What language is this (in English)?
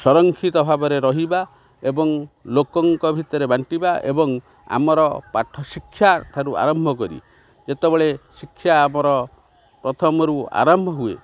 Odia